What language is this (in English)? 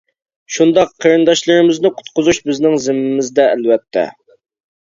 Uyghur